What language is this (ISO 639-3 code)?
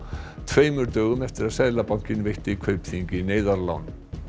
isl